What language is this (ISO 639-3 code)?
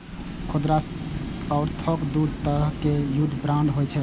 mai